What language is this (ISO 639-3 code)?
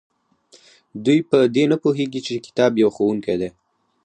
pus